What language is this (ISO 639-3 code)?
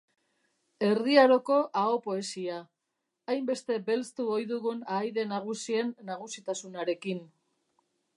eus